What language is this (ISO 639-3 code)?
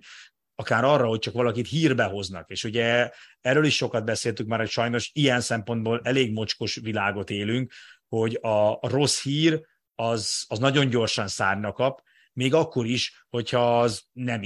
hun